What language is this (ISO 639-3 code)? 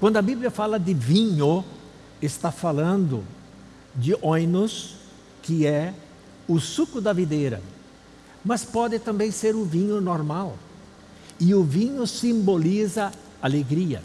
por